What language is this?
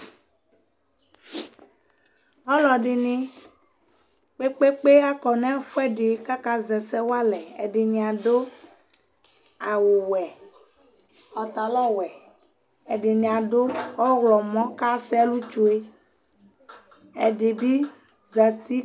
Ikposo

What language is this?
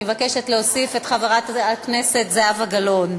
Hebrew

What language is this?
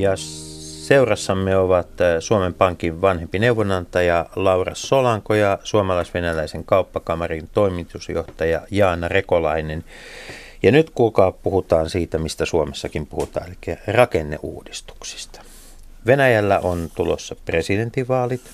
Finnish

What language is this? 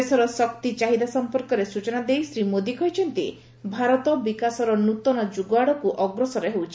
Odia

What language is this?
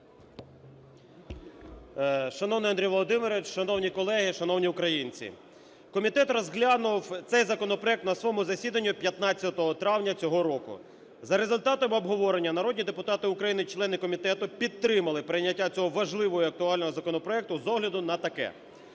Ukrainian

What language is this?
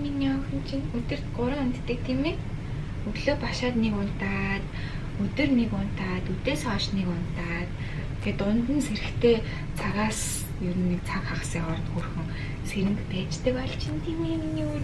Russian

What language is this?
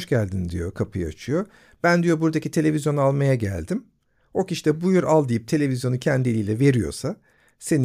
Turkish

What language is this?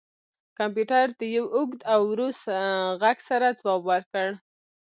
Pashto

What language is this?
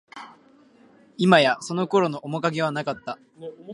Japanese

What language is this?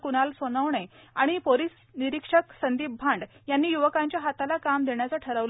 Marathi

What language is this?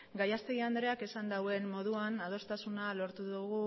Basque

